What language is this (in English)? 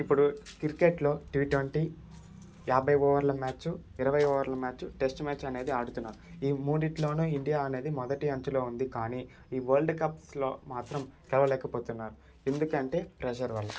Telugu